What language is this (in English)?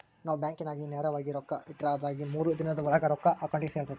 Kannada